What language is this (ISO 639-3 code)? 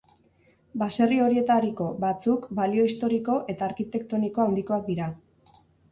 eus